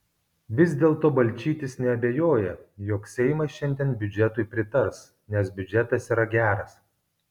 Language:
Lithuanian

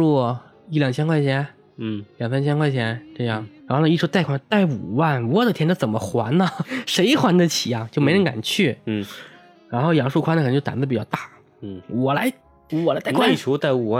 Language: Chinese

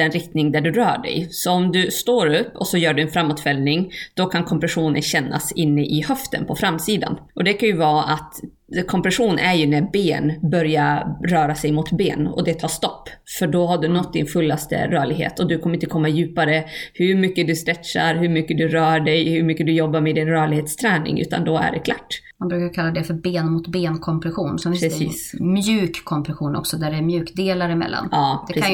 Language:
Swedish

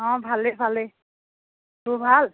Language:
Assamese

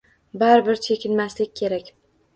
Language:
Uzbek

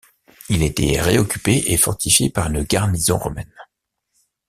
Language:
French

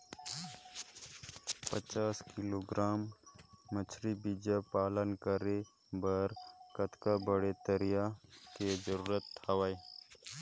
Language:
Chhattisgarhi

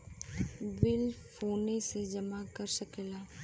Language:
Bhojpuri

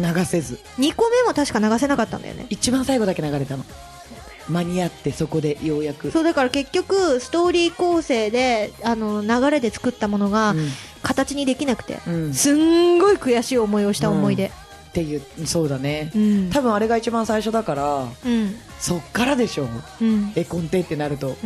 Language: Japanese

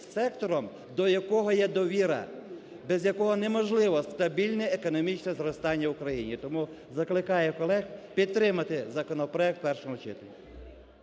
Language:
Ukrainian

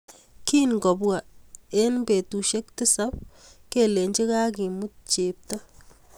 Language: Kalenjin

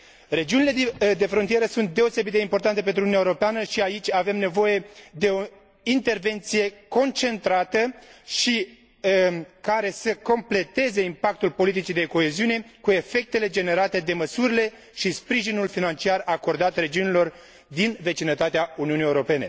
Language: Romanian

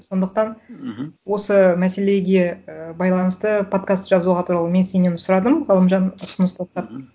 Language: Kazakh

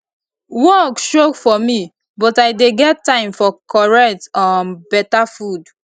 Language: Nigerian Pidgin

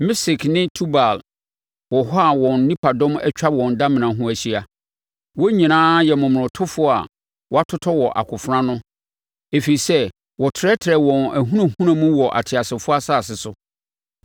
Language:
Akan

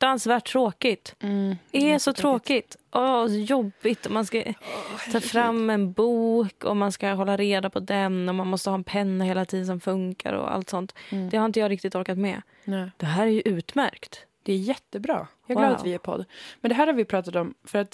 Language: Swedish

